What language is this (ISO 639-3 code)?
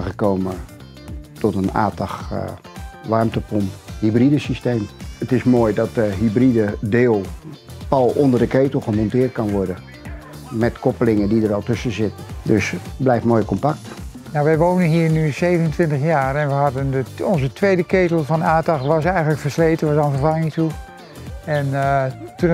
nld